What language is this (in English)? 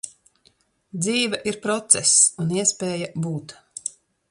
Latvian